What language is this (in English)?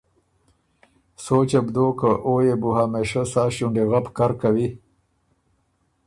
Ormuri